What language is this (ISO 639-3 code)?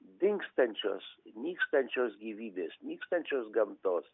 lit